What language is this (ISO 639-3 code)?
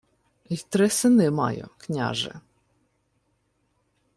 ukr